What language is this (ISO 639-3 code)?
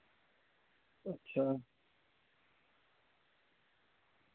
doi